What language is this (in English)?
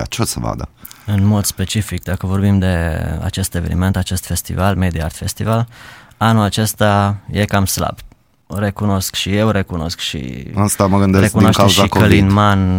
Romanian